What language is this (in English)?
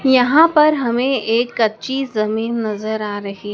Hindi